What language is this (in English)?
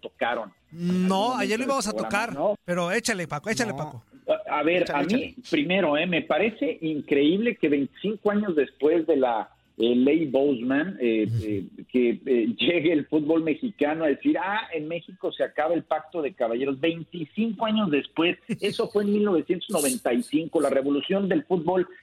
Spanish